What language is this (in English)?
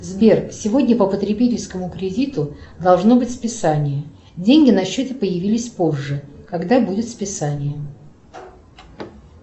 Russian